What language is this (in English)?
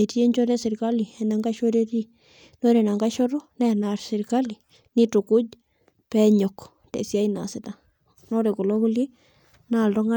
Masai